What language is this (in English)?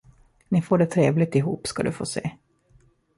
Swedish